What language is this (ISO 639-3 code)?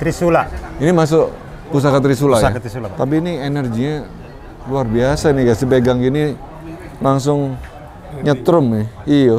ind